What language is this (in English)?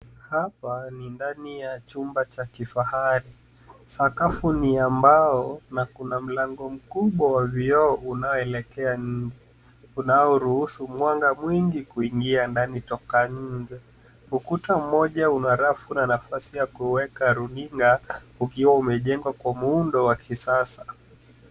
Swahili